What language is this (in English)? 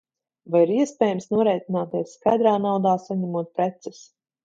Latvian